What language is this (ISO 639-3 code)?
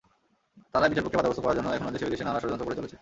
ben